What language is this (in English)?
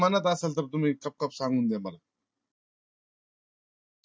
Marathi